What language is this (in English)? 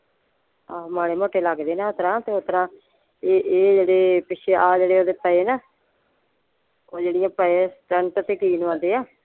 Punjabi